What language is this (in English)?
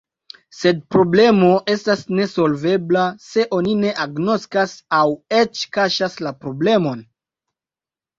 Esperanto